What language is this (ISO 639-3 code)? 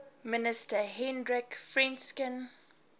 eng